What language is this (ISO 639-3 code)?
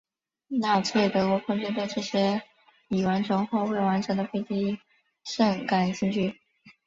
zho